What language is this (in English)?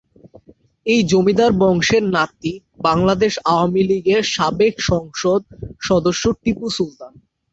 Bangla